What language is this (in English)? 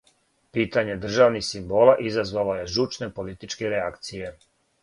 Serbian